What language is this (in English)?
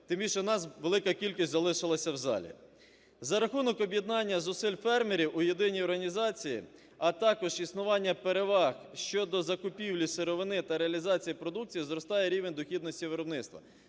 Ukrainian